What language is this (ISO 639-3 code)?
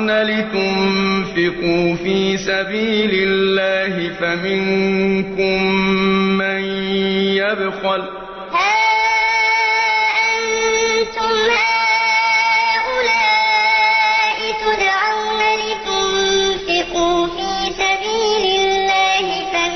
ara